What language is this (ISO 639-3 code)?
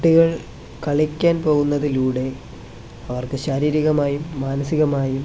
mal